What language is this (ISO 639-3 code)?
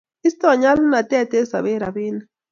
kln